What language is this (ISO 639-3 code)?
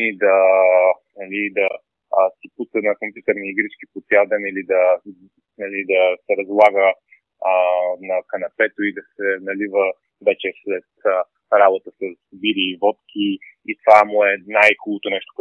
bul